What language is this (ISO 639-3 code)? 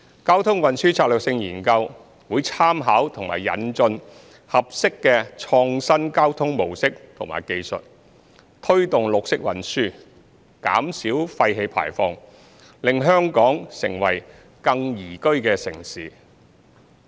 yue